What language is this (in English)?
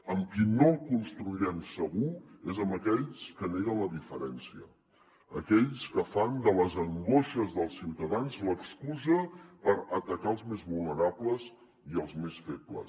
Catalan